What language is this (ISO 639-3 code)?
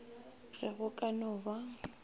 nso